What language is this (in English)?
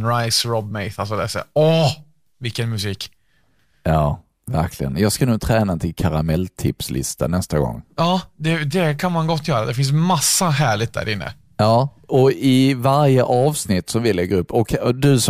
Swedish